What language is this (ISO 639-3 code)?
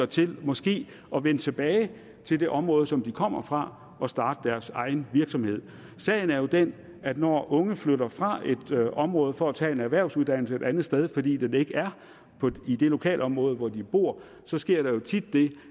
dan